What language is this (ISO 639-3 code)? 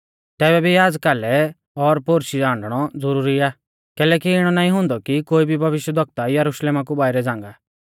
bfz